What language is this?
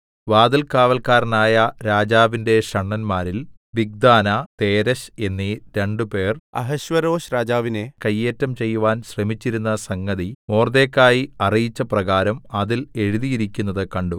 Malayalam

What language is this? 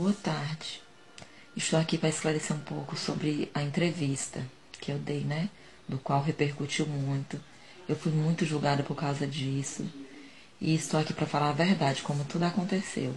Portuguese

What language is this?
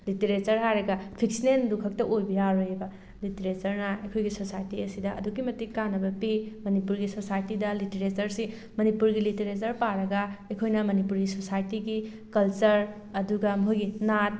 Manipuri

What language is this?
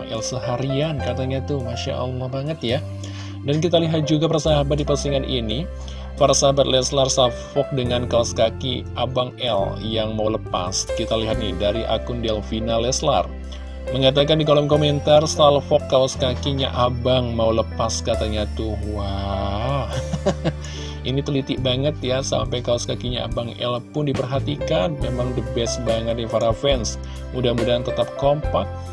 Indonesian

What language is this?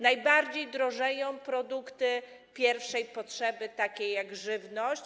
Polish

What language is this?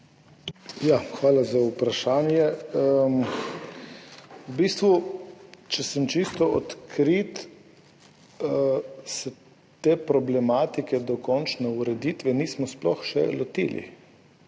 Slovenian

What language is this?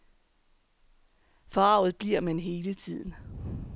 Danish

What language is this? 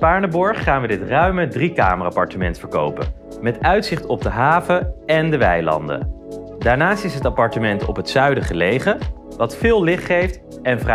Dutch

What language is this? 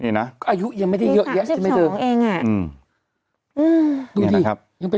Thai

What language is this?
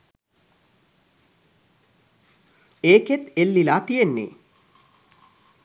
Sinhala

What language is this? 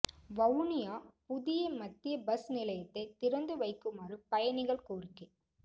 Tamil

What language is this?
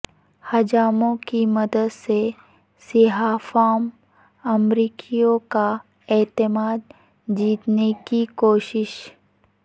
Urdu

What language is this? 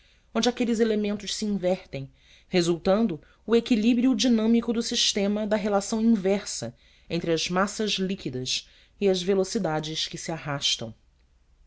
Portuguese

